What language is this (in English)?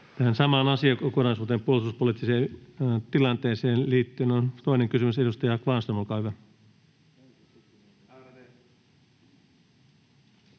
Finnish